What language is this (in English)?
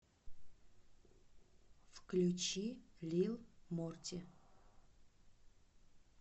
Russian